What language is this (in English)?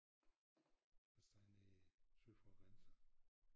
Danish